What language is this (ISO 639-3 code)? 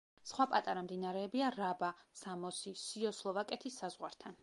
kat